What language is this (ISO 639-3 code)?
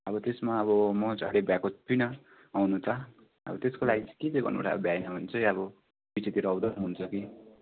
nep